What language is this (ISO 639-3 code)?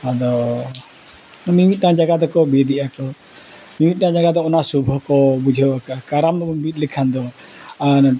sat